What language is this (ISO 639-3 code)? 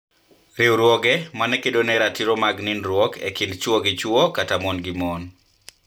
luo